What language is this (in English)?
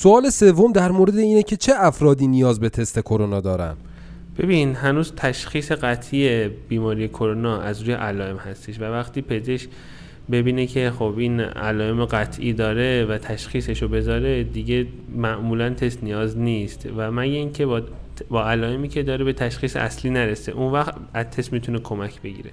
Persian